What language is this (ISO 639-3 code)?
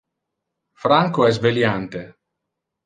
ina